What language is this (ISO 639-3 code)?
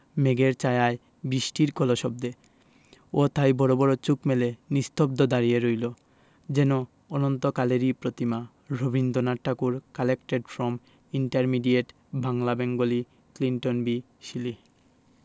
ben